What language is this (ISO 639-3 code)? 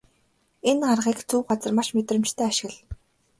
mon